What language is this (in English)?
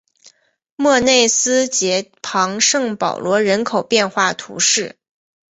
Chinese